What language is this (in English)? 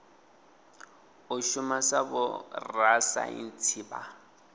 Venda